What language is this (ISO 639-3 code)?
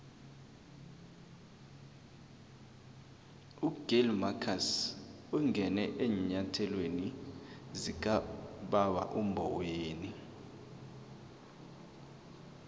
nbl